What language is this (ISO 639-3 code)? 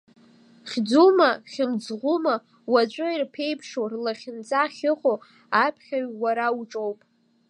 abk